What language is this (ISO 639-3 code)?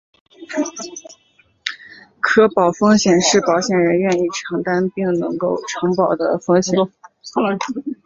zho